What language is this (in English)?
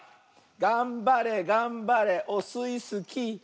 Japanese